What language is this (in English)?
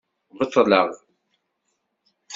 Kabyle